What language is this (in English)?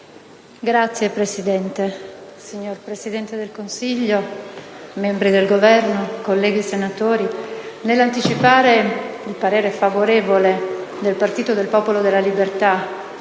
Italian